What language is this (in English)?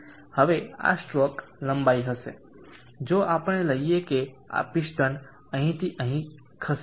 Gujarati